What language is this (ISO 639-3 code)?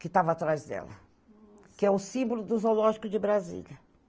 por